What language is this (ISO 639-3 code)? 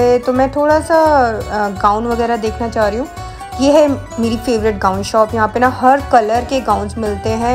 hin